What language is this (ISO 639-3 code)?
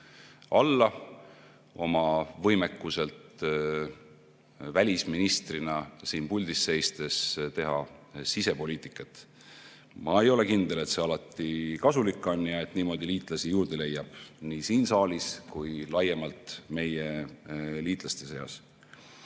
est